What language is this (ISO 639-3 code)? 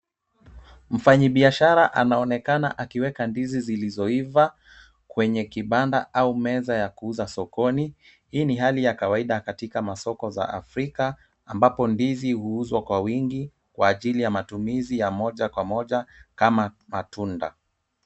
swa